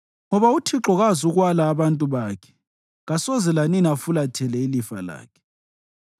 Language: North Ndebele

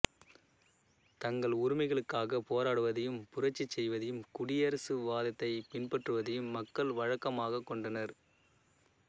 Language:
Tamil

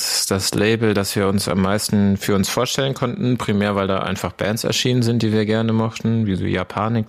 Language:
German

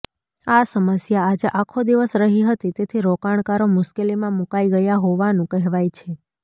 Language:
Gujarati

